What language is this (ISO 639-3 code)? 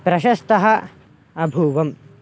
san